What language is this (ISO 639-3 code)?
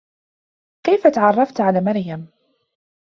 ara